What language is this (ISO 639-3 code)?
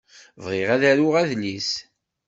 kab